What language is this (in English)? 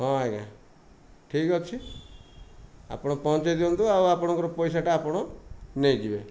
Odia